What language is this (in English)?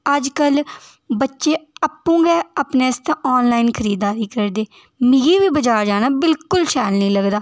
Dogri